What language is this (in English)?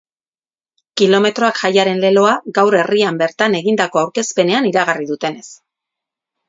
Basque